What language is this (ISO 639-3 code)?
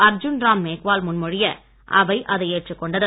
tam